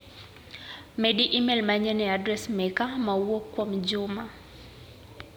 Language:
Luo (Kenya and Tanzania)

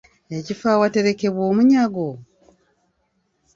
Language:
Ganda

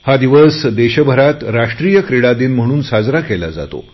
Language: Marathi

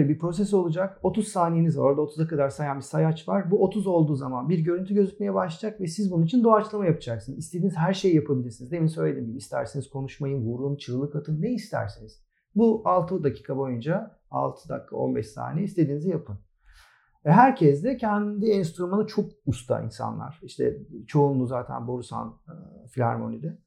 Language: Turkish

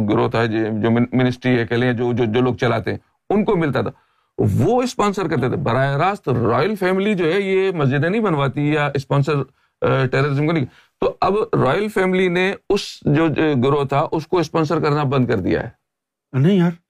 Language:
Urdu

